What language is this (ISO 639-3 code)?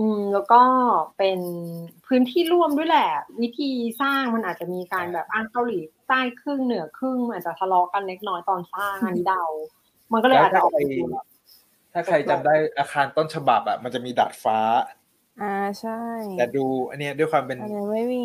tha